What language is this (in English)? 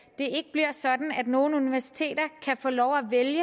Danish